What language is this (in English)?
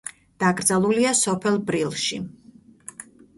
Georgian